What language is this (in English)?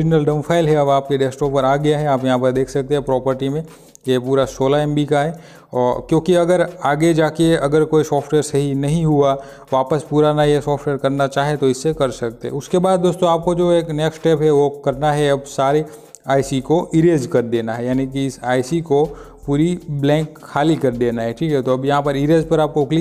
Hindi